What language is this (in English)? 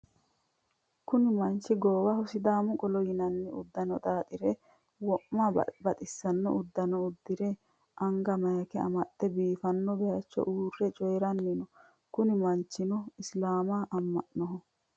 Sidamo